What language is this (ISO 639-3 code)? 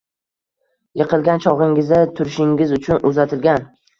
uzb